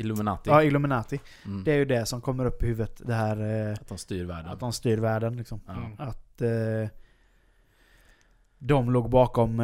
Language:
Swedish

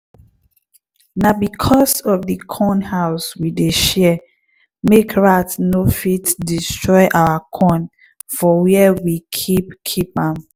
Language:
Nigerian Pidgin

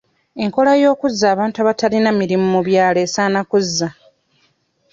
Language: Ganda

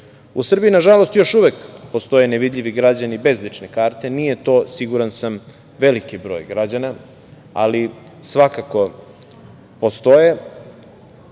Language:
Serbian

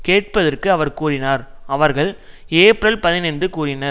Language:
Tamil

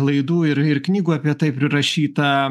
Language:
Lithuanian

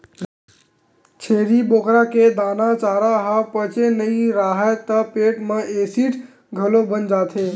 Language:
Chhattisgarhi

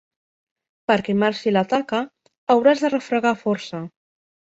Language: Catalan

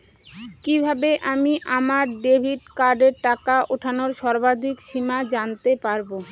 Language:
Bangla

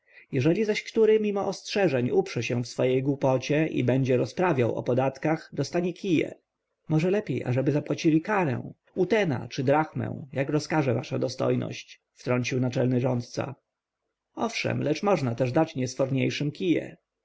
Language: Polish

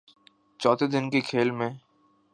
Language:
Urdu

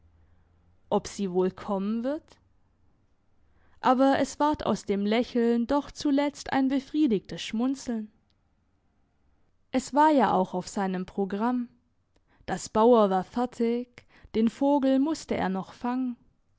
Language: German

